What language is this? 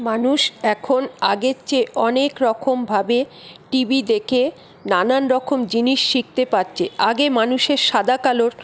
Bangla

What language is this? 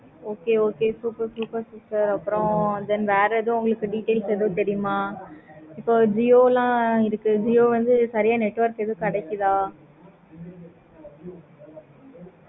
Tamil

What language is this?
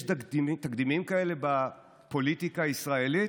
Hebrew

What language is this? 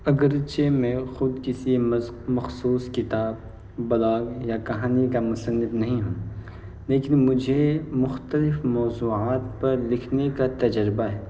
Urdu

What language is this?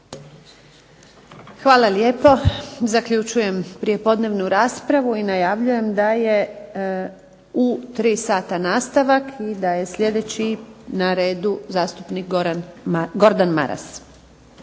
Croatian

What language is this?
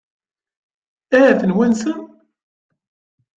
Kabyle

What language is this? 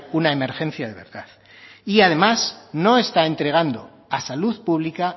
Spanish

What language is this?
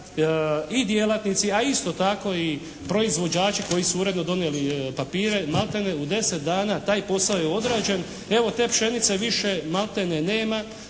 Croatian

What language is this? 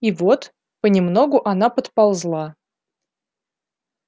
Russian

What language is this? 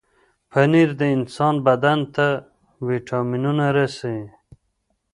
Pashto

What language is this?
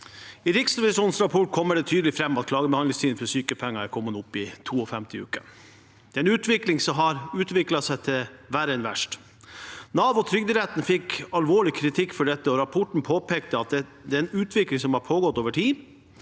Norwegian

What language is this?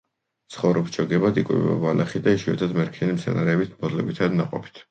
Georgian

